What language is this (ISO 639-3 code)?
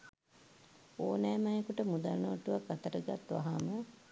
sin